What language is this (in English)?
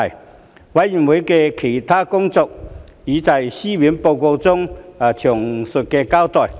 Cantonese